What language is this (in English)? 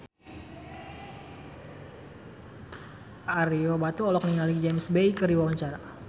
Sundanese